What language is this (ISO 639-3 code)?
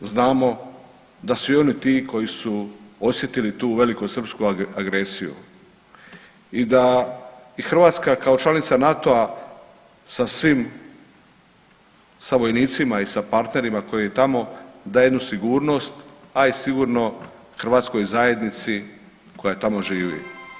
hrv